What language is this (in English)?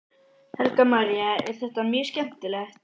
Icelandic